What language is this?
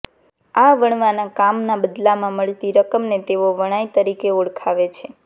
Gujarati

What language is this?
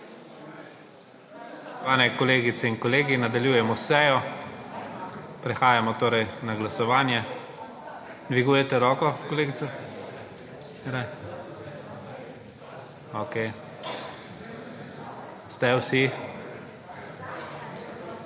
Slovenian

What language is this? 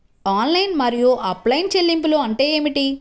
Telugu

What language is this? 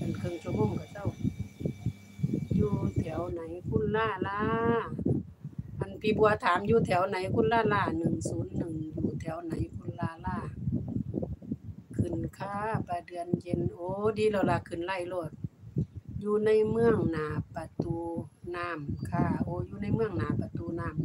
Thai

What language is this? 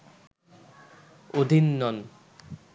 Bangla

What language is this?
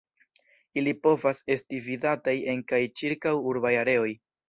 Esperanto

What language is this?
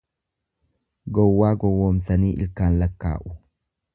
Oromo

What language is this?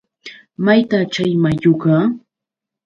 Yauyos Quechua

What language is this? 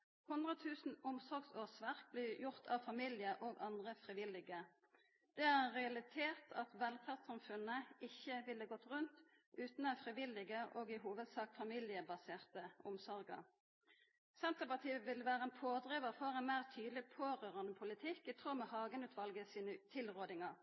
Norwegian Nynorsk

